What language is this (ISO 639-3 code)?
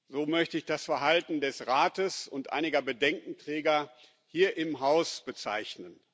deu